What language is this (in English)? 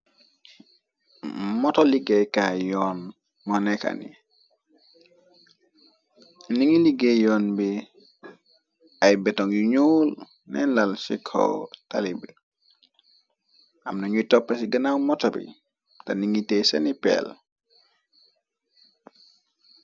Wolof